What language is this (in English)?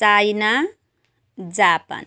Nepali